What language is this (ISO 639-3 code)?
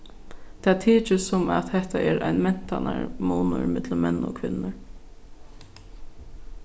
fao